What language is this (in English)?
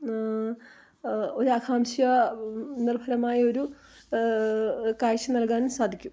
Malayalam